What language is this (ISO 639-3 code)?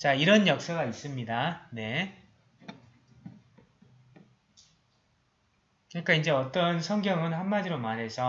kor